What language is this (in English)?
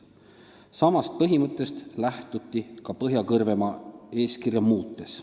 Estonian